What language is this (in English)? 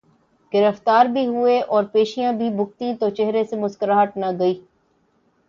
Urdu